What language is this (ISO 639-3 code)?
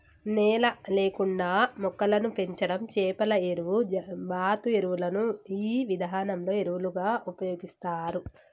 tel